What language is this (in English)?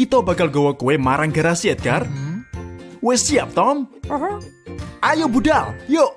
Indonesian